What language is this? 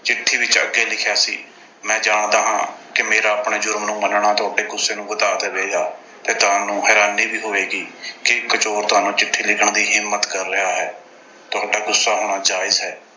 Punjabi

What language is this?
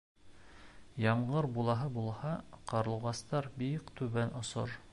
Bashkir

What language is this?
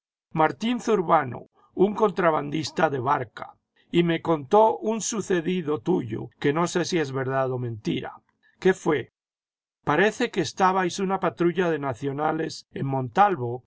Spanish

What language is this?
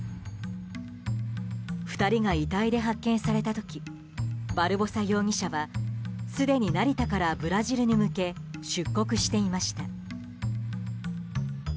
Japanese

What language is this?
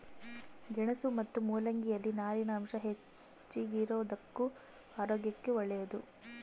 Kannada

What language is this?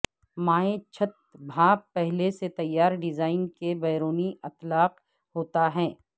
Urdu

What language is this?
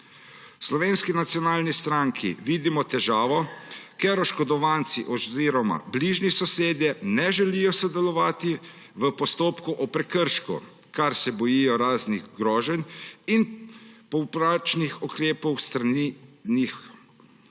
Slovenian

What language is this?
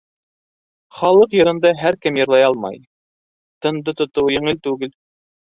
Bashkir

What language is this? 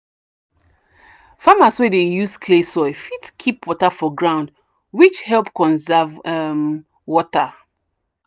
Nigerian Pidgin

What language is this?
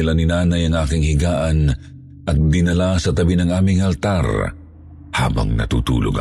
Filipino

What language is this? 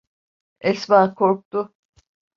Turkish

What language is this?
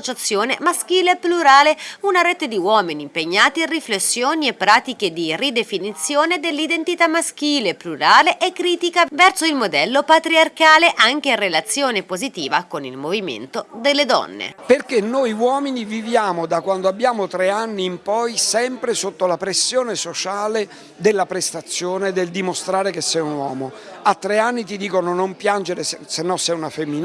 Italian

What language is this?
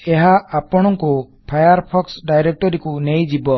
Odia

